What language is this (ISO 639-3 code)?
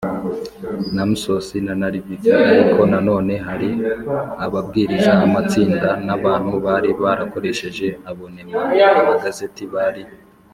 kin